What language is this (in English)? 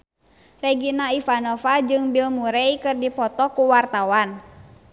Sundanese